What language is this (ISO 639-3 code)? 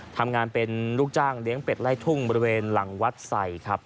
tha